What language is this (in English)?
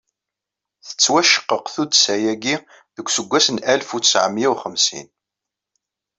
Kabyle